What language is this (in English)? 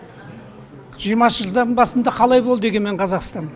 Kazakh